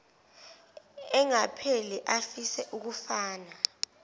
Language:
Zulu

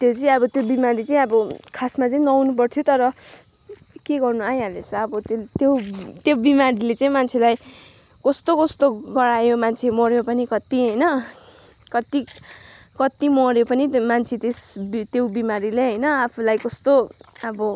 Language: Nepali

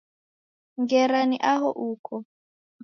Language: Taita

